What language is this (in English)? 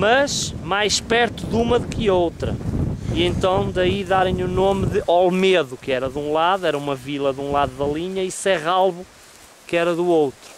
Portuguese